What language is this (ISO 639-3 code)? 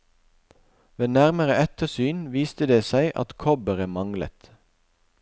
nor